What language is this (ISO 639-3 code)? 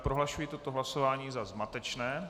ces